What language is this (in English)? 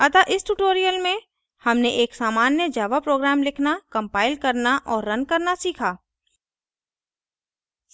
Hindi